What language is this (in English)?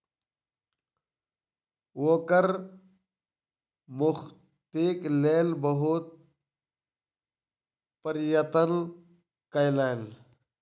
Maithili